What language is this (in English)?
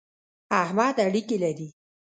Pashto